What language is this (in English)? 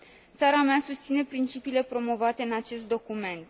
Romanian